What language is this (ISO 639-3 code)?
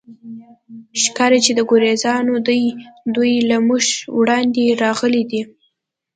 pus